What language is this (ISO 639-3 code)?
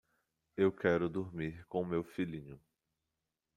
por